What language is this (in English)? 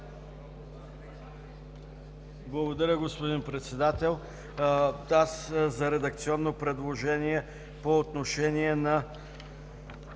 Bulgarian